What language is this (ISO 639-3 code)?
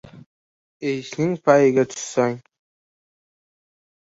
uzb